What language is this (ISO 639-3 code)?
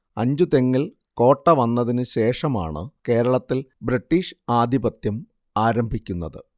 mal